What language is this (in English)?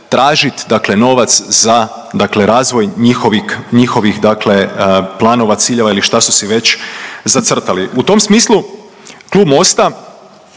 Croatian